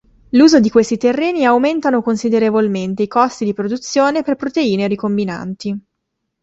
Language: Italian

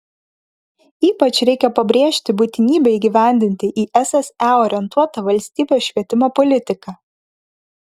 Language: Lithuanian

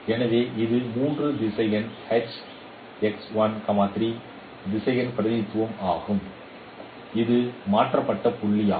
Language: Tamil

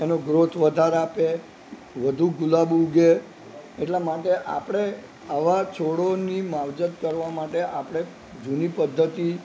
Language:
Gujarati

